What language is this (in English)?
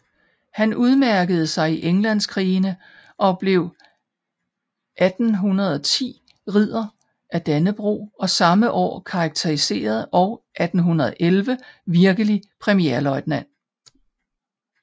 Danish